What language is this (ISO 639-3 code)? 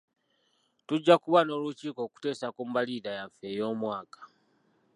lug